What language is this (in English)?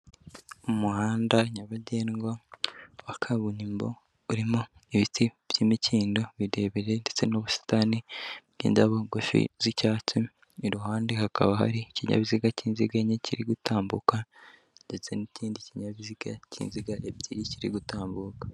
Kinyarwanda